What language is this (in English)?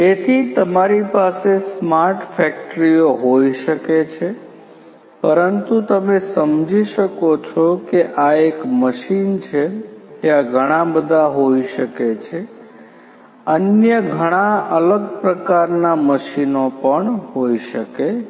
Gujarati